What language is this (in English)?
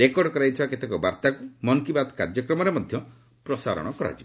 Odia